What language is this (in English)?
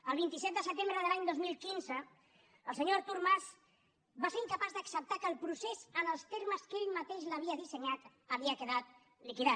Catalan